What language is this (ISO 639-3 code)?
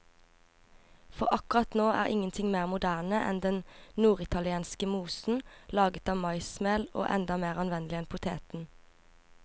nor